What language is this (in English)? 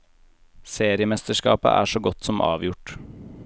Norwegian